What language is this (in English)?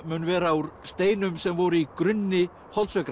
Icelandic